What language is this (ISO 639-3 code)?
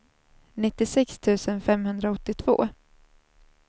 swe